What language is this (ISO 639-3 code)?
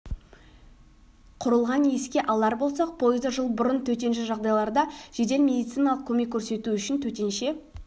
kaz